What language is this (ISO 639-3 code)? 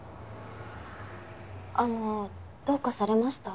jpn